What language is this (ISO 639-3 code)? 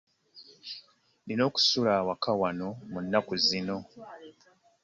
lug